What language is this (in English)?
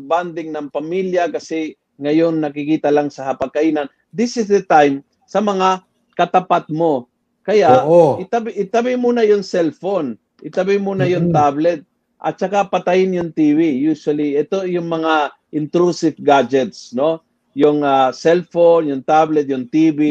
Filipino